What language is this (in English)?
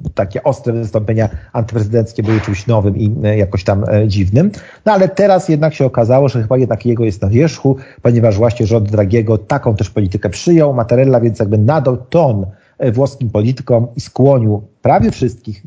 Polish